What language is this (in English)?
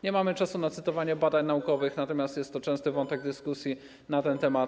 Polish